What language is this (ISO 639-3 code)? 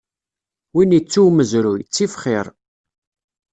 kab